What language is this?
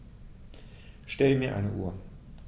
German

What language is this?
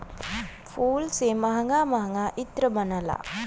Bhojpuri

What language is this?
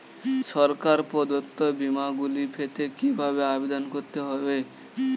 Bangla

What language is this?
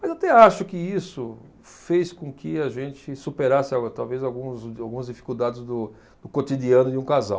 Portuguese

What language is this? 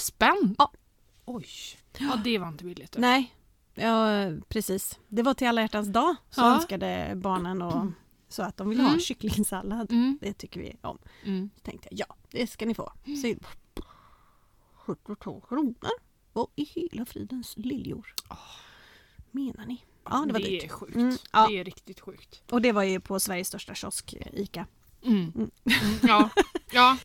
Swedish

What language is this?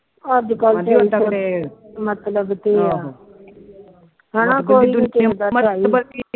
Punjabi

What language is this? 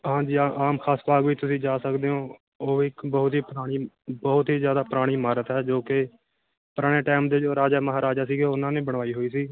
Punjabi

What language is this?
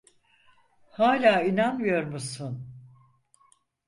Turkish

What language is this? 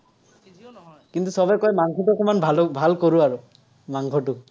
Assamese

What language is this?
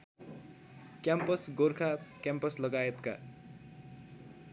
Nepali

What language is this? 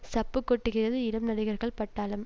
Tamil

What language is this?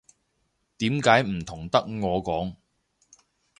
Cantonese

